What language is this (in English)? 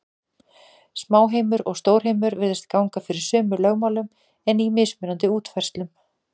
Icelandic